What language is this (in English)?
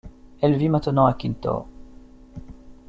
French